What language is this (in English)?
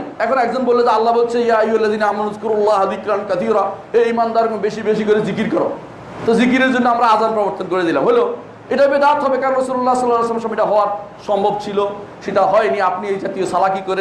Bangla